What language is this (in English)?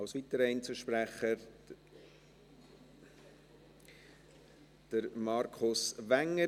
Swiss German